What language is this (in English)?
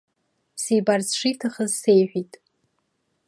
Abkhazian